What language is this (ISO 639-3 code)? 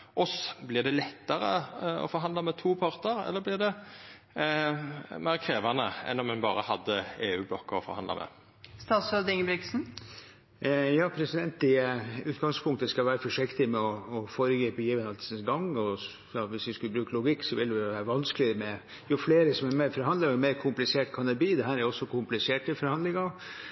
nor